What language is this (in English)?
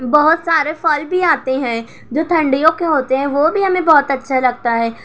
Urdu